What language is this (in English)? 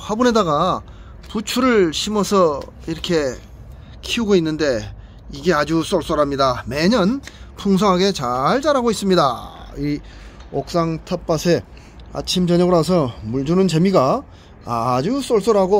Korean